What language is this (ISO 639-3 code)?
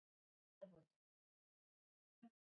ckb